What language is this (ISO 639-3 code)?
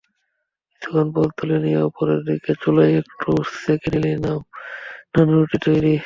ben